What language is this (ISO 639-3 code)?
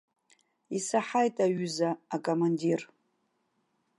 abk